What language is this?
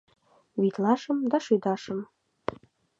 Mari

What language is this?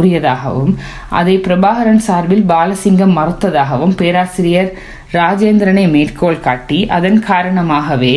Tamil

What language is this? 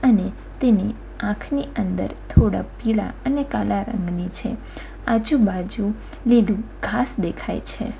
Gujarati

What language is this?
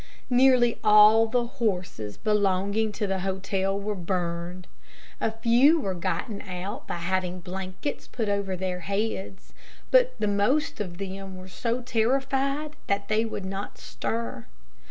English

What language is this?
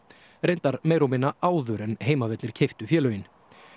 Icelandic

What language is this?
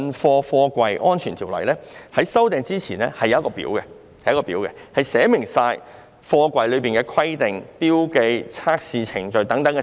Cantonese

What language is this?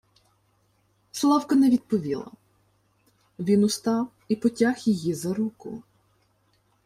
Ukrainian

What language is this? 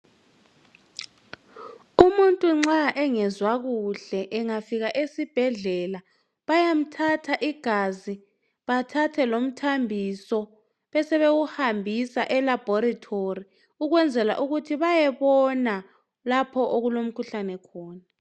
North Ndebele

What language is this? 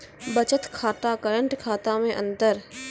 Maithili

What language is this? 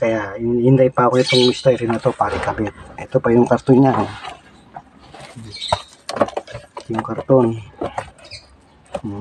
Filipino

